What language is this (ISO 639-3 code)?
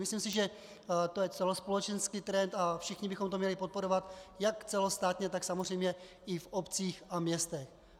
ces